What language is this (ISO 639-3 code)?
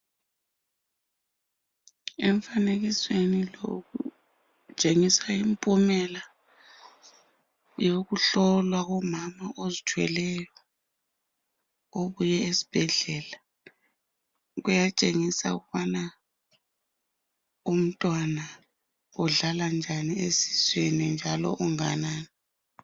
nde